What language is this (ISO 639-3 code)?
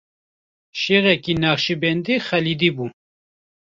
kur